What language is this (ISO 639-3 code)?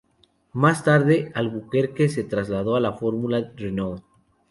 spa